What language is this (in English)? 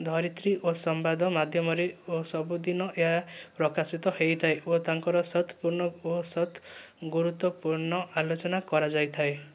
Odia